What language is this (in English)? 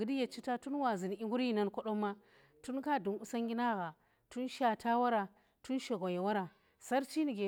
Tera